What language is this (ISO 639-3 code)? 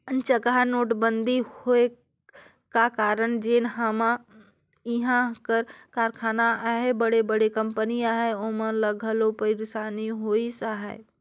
hne